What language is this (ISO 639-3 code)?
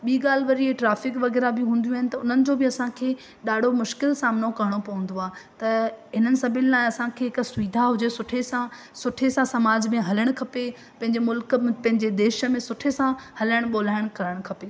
snd